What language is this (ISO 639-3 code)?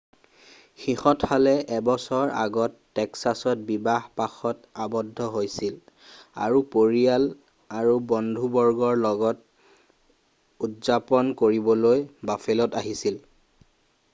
asm